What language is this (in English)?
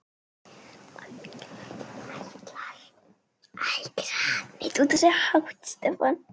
Icelandic